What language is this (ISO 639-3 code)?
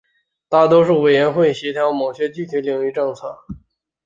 zho